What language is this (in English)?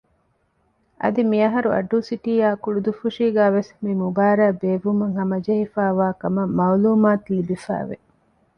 Divehi